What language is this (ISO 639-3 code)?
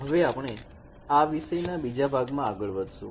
guj